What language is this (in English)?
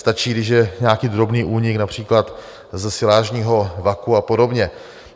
Czech